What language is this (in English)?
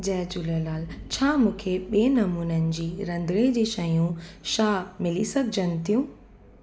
Sindhi